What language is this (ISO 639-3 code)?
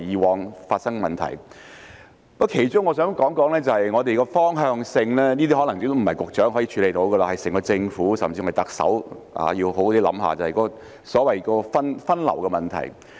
yue